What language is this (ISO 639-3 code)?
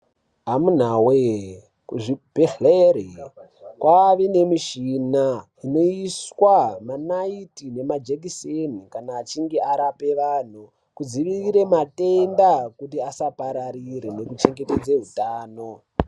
ndc